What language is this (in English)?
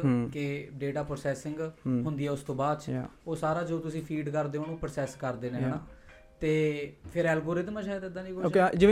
Punjabi